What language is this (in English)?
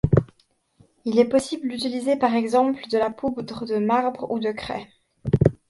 French